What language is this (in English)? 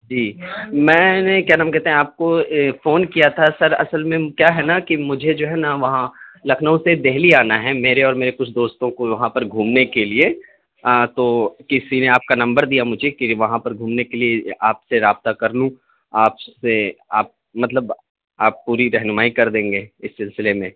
Urdu